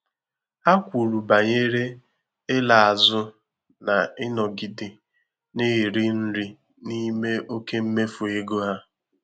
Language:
Igbo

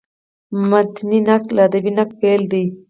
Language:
Pashto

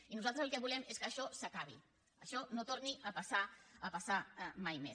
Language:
Catalan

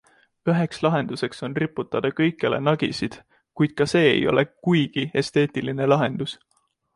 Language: Estonian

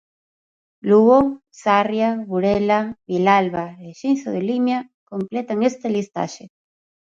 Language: Galician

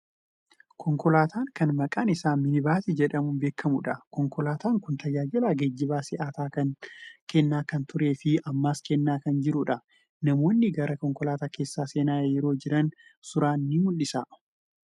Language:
Oromo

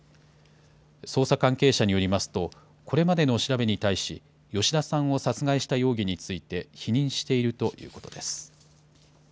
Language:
Japanese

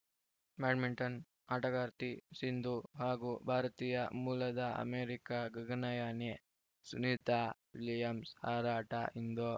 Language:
Kannada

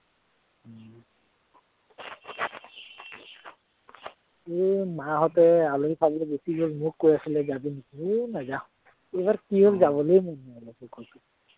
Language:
Assamese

